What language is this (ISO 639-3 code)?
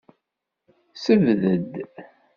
kab